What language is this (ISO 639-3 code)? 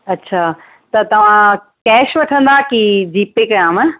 snd